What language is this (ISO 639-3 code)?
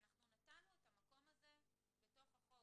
heb